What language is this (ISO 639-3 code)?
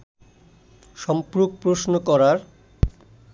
ben